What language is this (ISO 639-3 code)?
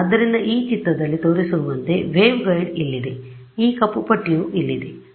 kan